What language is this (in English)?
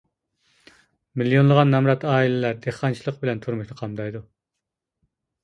Uyghur